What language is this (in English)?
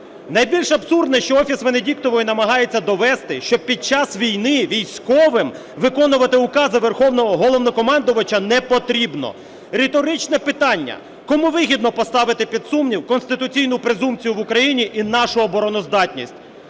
Ukrainian